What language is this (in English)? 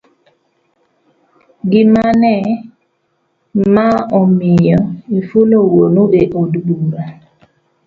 Luo (Kenya and Tanzania)